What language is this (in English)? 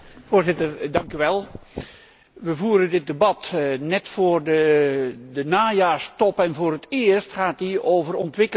Dutch